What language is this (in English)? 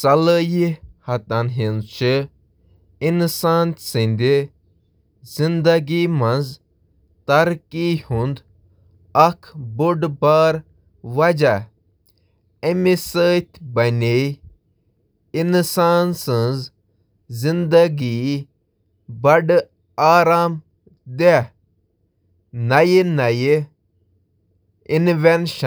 Kashmiri